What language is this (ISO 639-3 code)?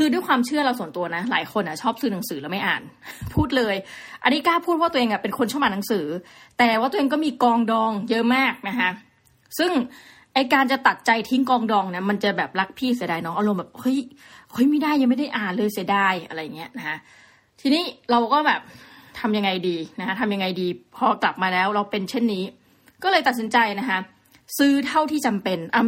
tha